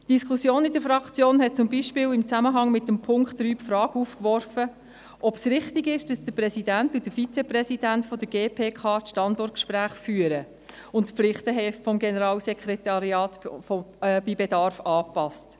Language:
Swiss German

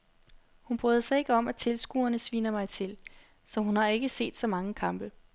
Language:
Danish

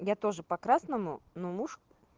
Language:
Russian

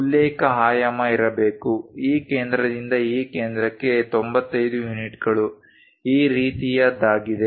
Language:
Kannada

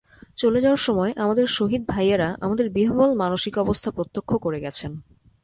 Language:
Bangla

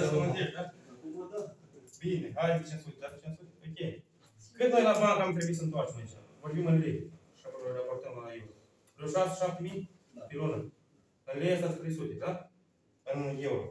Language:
Romanian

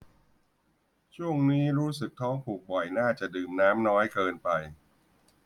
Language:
Thai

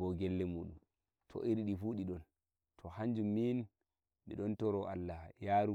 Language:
Nigerian Fulfulde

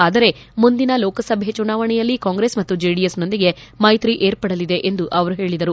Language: Kannada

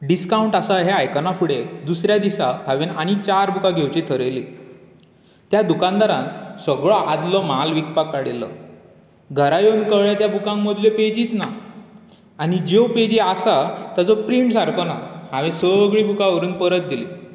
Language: Konkani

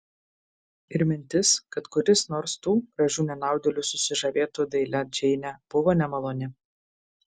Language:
Lithuanian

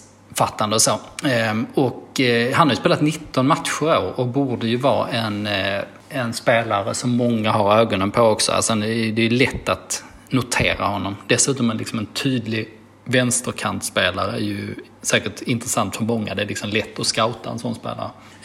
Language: Swedish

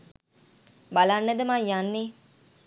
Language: Sinhala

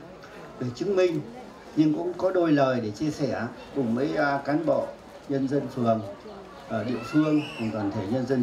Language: Vietnamese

